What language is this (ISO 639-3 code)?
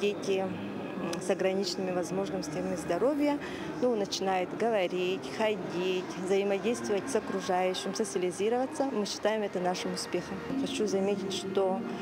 rus